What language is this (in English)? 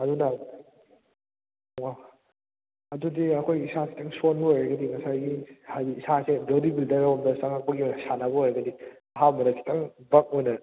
Manipuri